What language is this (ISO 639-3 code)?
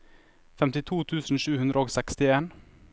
nor